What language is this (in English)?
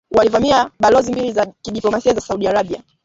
Swahili